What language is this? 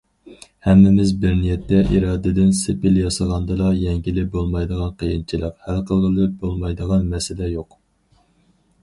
Uyghur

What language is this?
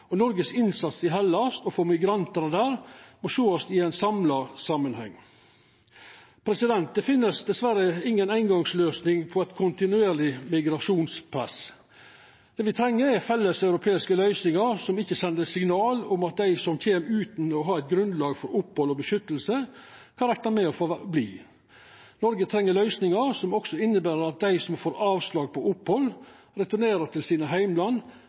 Norwegian Nynorsk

